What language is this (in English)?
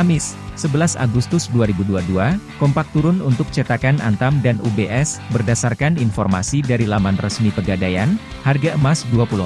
Indonesian